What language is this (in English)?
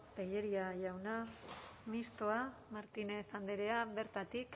Basque